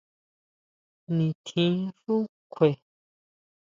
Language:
Huautla Mazatec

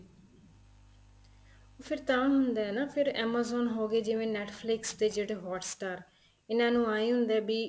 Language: Punjabi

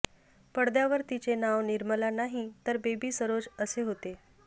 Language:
Marathi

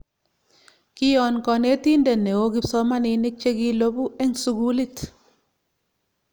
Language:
Kalenjin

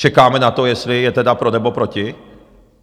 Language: Czech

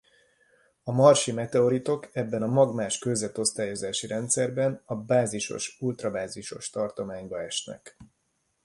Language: Hungarian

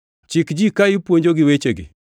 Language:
Luo (Kenya and Tanzania)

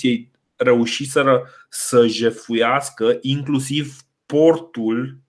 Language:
Romanian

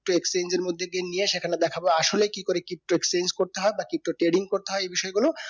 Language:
Bangla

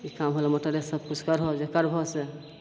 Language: Maithili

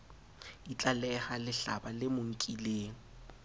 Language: Southern Sotho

